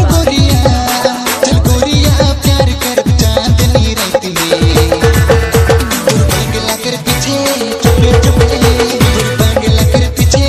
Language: Hindi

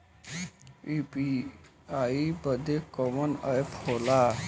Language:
Bhojpuri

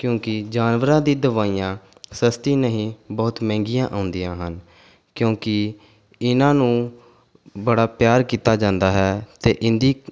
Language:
Punjabi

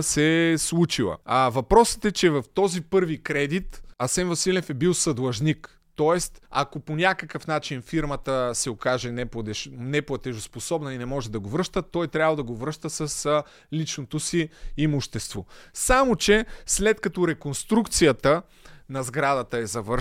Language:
Bulgarian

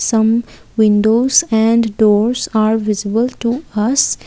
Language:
English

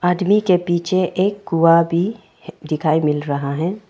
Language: Hindi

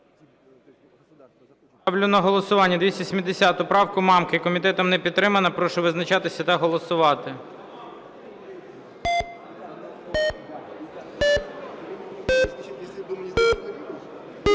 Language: Ukrainian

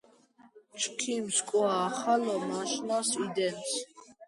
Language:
Georgian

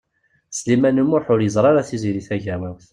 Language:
Kabyle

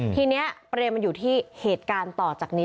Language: Thai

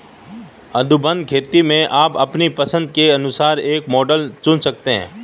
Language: Hindi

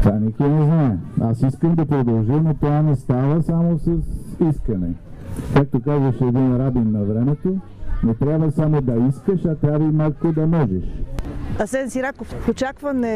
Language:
Bulgarian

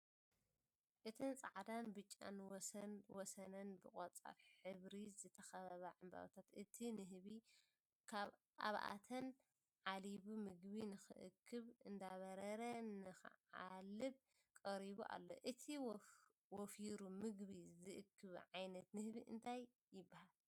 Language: Tigrinya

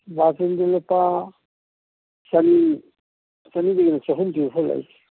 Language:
Manipuri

